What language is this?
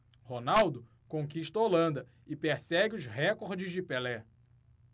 Portuguese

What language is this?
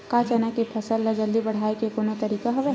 Chhattisgarhi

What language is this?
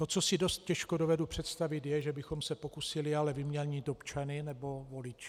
Czech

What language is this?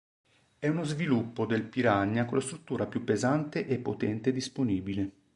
Italian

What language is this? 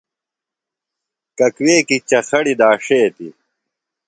Phalura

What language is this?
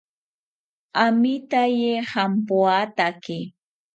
South Ucayali Ashéninka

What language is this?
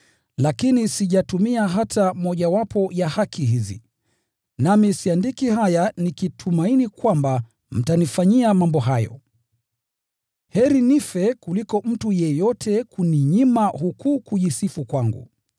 Swahili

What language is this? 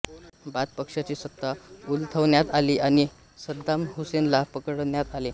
Marathi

